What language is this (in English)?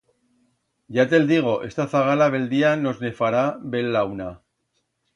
Aragonese